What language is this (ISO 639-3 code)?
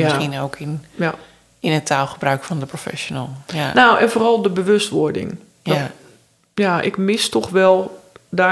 nld